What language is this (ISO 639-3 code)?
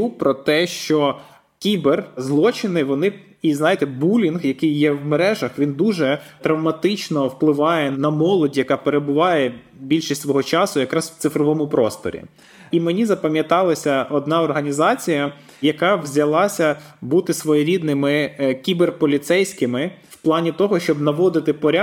ukr